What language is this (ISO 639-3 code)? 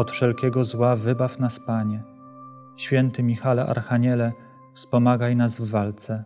pol